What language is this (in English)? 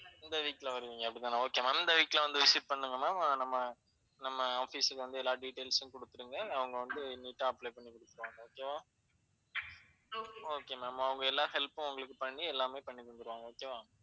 Tamil